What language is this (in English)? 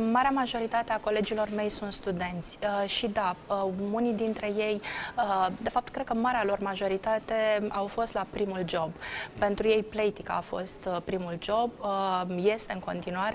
Romanian